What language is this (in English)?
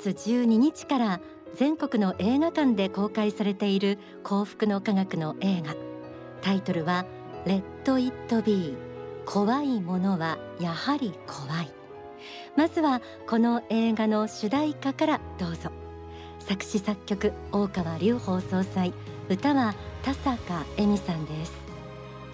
Japanese